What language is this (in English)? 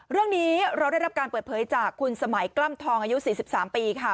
Thai